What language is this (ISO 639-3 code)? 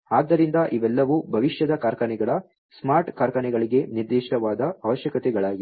kan